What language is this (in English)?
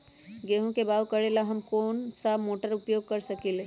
Magahi